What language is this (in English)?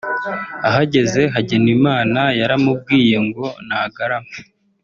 Kinyarwanda